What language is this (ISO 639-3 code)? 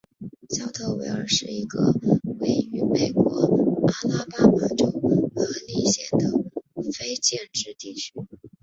zho